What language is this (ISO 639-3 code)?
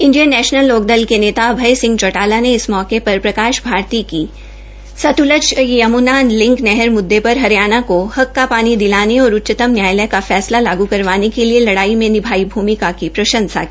hin